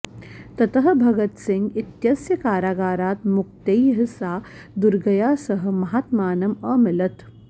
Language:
Sanskrit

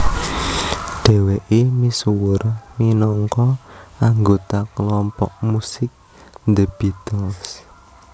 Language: Javanese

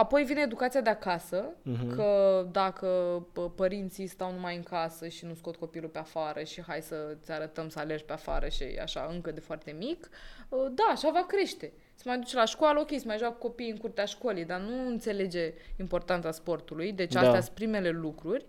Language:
Romanian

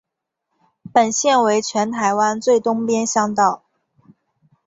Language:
Chinese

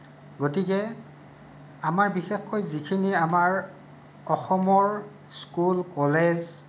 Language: Assamese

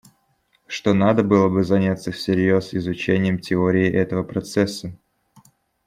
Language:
Russian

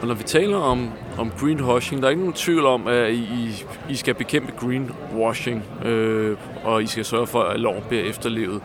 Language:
Danish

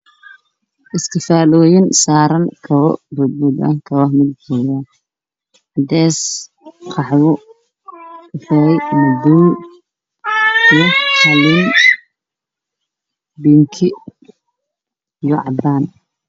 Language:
Somali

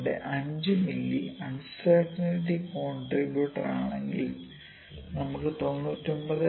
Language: Malayalam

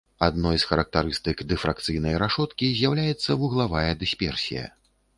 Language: Belarusian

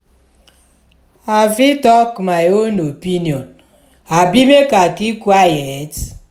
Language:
Nigerian Pidgin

